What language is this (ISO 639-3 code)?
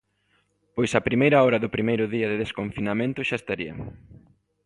glg